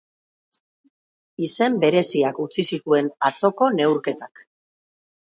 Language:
Basque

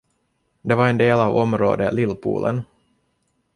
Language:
Swedish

